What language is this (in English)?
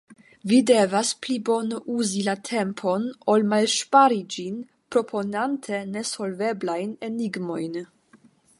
Esperanto